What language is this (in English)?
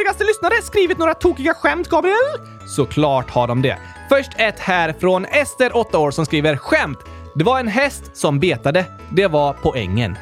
Swedish